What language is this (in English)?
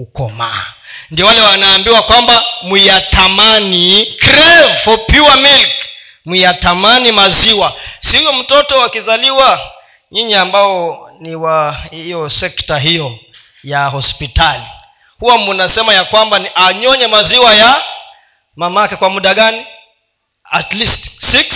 Swahili